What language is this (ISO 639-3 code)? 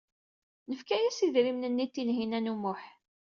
kab